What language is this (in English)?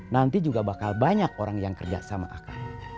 Indonesian